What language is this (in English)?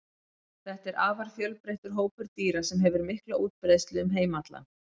Icelandic